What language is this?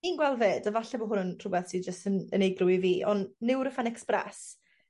Welsh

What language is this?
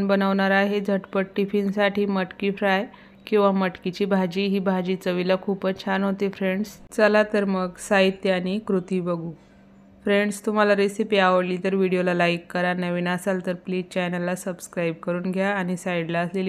Hindi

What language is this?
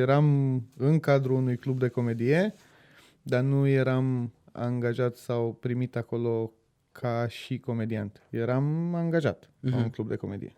Romanian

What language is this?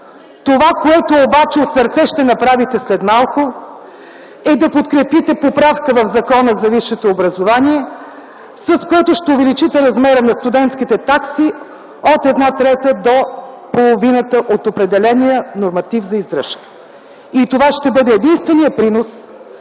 Bulgarian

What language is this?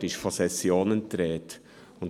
Swiss German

